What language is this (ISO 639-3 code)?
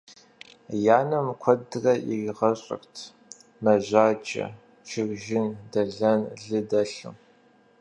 kbd